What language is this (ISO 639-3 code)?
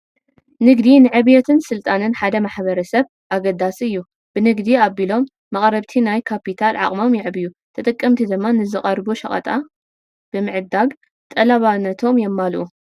tir